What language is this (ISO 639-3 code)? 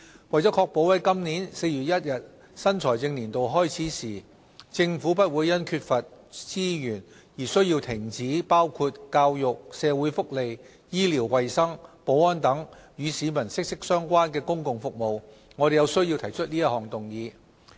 yue